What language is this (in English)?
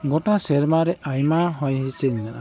Santali